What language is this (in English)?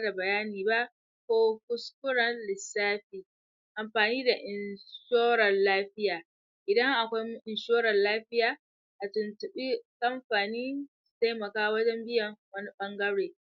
Hausa